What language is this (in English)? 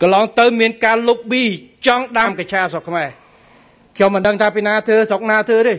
Thai